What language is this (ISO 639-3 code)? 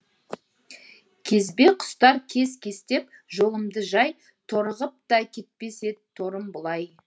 kaz